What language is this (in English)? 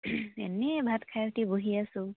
Assamese